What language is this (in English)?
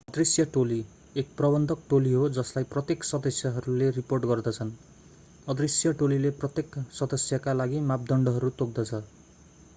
Nepali